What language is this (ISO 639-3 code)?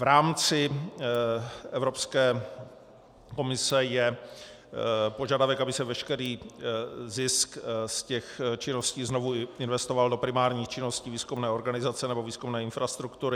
ces